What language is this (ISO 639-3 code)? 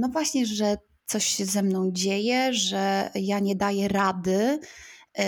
pol